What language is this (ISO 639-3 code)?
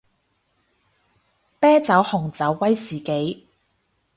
yue